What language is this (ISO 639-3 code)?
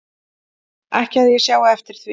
isl